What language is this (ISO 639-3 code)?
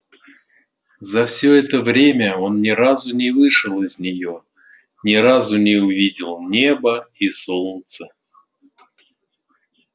rus